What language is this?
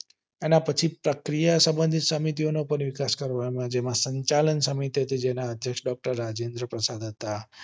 Gujarati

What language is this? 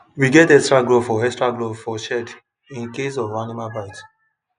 Nigerian Pidgin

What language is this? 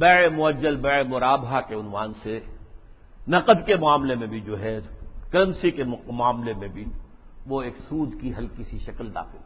Urdu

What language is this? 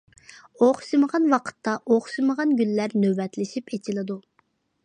Uyghur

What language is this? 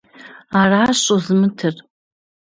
Kabardian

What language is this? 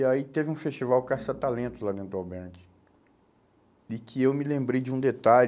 Portuguese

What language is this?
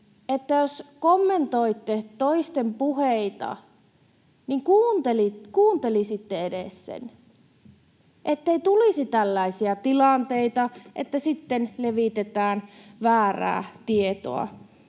Finnish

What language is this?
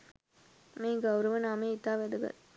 Sinhala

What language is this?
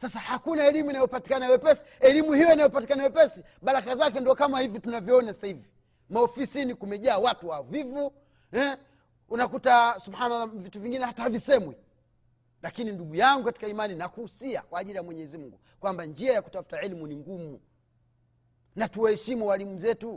Swahili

